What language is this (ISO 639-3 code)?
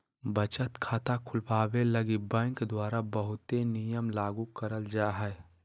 mag